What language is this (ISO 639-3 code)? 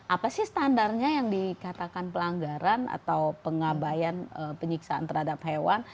ind